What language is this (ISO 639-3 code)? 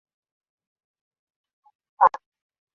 swa